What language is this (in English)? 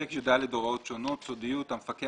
Hebrew